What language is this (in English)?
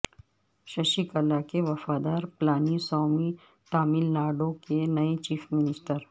Urdu